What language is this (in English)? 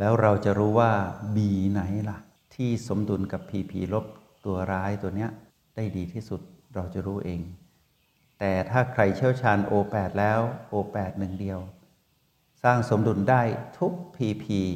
Thai